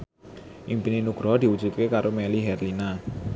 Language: Javanese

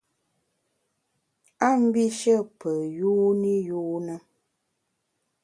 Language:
Bamun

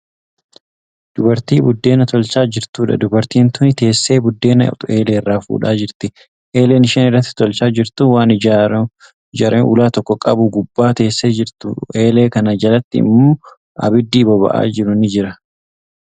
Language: Oromo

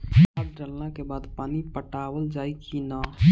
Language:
Bhojpuri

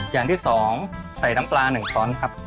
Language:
Thai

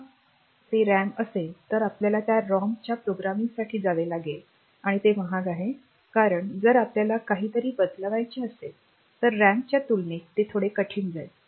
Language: Marathi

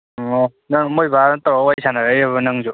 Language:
Manipuri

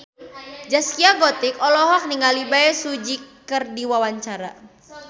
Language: Sundanese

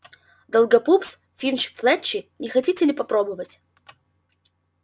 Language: Russian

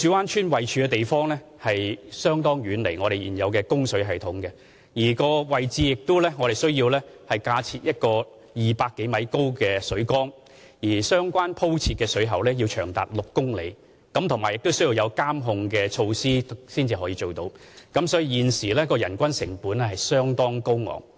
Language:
Cantonese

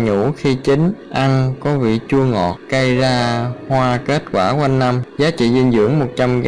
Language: Vietnamese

